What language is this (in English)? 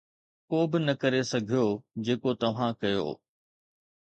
Sindhi